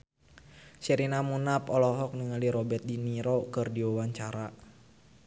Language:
Sundanese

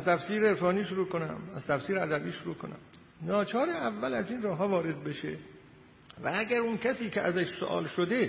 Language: Persian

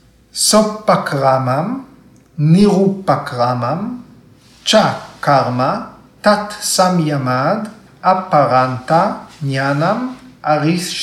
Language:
Hebrew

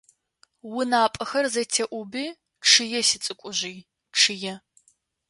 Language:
Adyghe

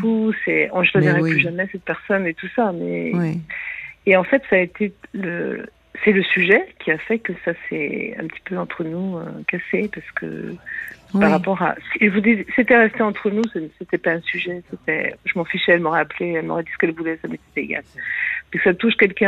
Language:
French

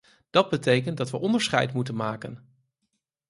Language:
Dutch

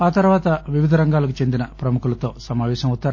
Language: Telugu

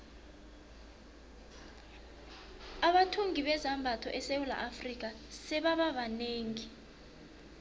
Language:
South Ndebele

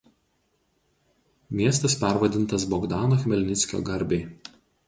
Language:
Lithuanian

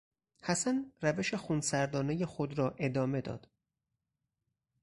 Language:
Persian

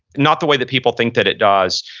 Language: English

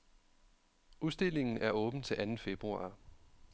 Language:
Danish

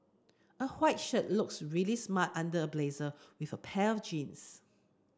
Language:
English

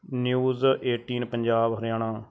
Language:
Punjabi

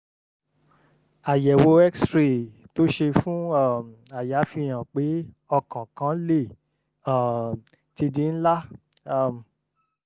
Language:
Yoruba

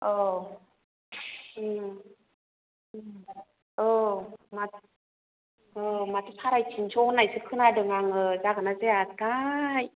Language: Bodo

